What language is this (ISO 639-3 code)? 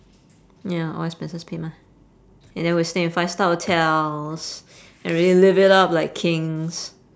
eng